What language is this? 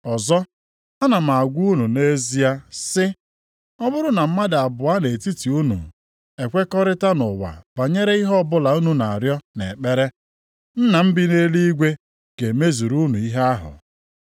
Igbo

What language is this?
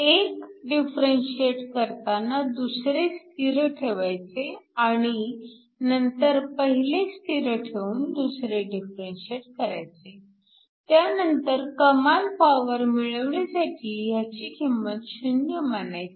Marathi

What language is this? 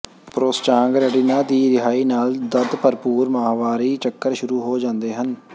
Punjabi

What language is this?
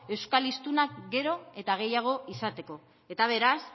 Basque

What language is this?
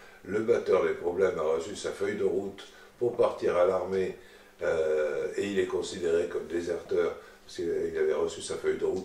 French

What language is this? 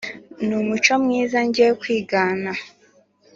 Kinyarwanda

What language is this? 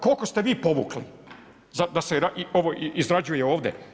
Croatian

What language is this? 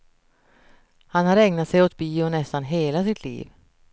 Swedish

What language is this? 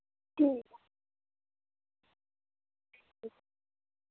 Dogri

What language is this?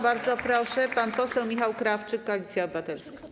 Polish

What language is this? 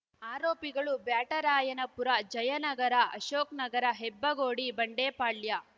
Kannada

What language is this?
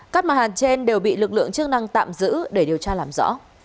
Vietnamese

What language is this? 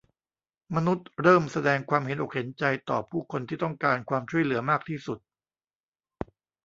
Thai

